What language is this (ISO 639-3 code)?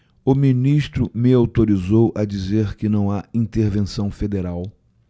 por